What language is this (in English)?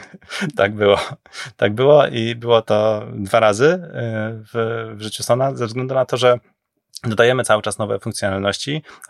Polish